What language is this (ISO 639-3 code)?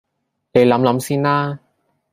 yue